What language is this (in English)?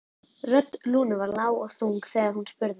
Icelandic